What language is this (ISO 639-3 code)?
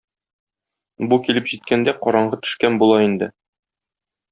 tat